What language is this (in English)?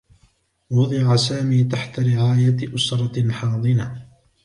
Arabic